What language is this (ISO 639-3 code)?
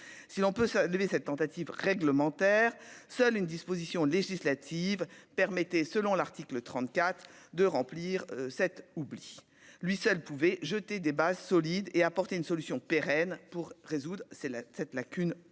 fra